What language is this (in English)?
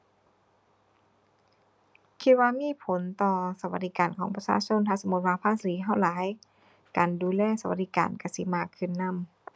Thai